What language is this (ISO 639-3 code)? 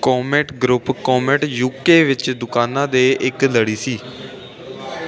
pan